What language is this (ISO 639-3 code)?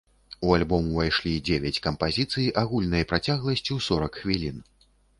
bel